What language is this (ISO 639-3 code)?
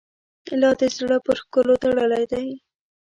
pus